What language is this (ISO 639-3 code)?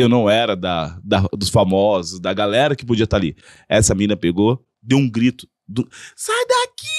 por